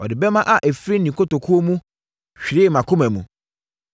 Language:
Akan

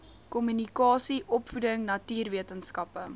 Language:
Afrikaans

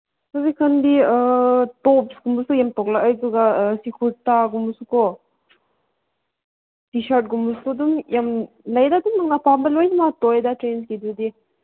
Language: Manipuri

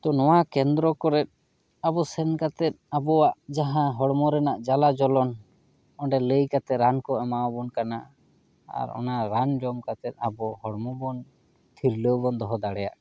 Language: Santali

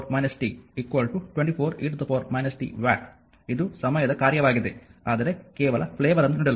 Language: Kannada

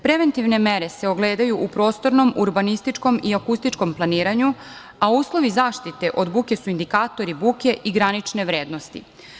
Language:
Serbian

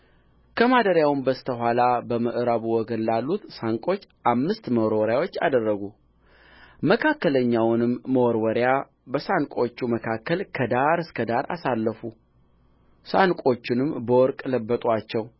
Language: Amharic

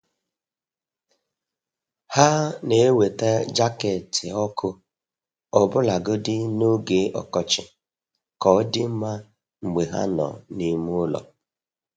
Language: Igbo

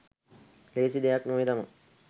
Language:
Sinhala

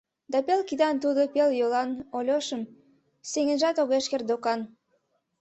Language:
Mari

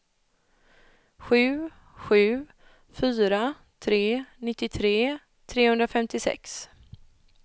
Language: Swedish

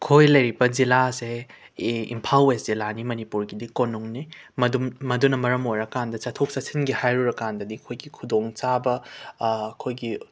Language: Manipuri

